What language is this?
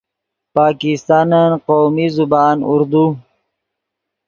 Yidgha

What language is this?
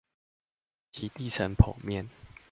Chinese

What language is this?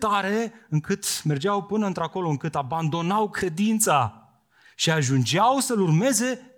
Romanian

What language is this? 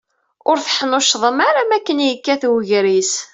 Kabyle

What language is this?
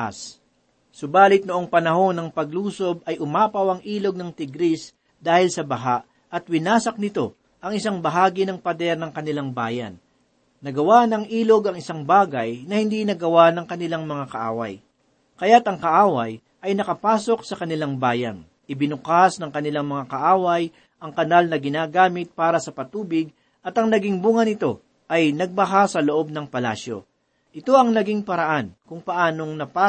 Filipino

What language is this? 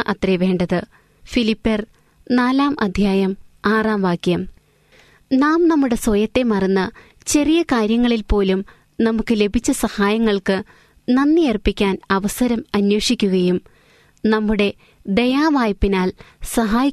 Malayalam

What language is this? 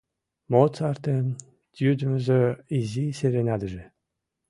Mari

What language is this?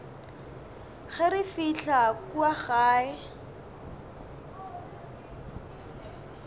Northern Sotho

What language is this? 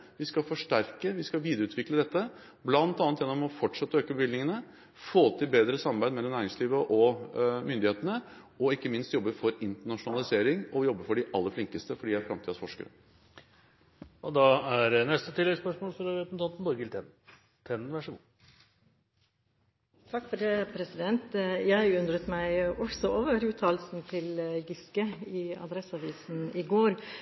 Norwegian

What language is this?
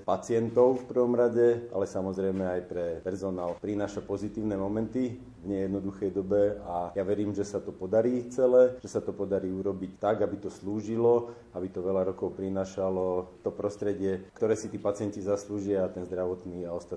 Slovak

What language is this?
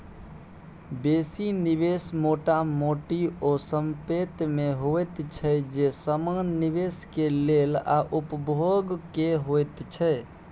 Maithili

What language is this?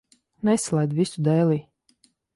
Latvian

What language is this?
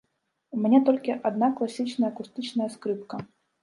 Belarusian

